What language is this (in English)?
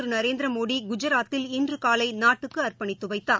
Tamil